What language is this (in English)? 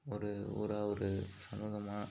Tamil